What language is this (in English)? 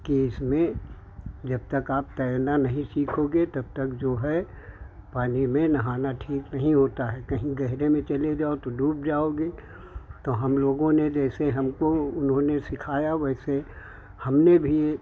Hindi